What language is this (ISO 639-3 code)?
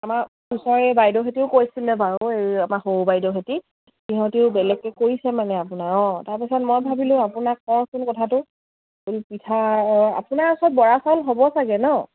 asm